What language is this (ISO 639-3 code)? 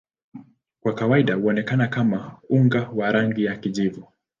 swa